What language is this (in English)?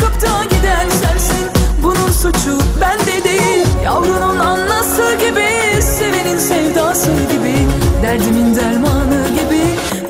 Turkish